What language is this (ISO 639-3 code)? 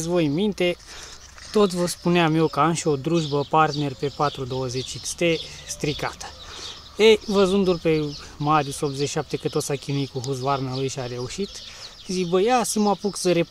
ron